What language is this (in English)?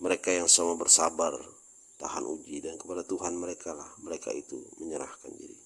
Indonesian